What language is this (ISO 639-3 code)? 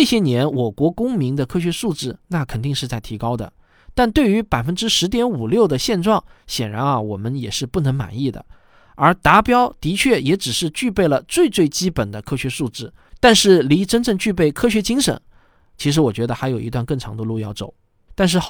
zho